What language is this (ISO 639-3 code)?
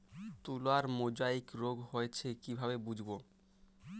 ben